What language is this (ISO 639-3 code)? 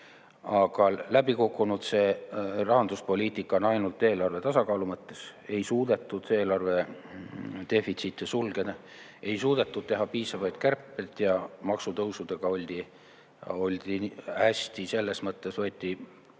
est